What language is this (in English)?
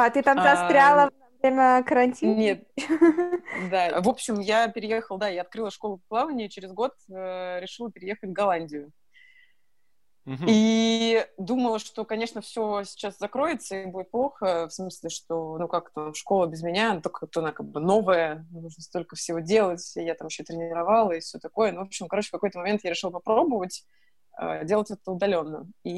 Russian